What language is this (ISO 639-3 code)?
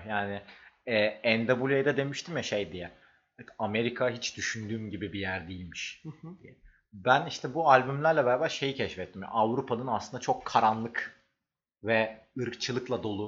tur